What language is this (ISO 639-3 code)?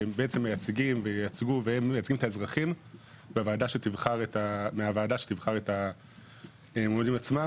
heb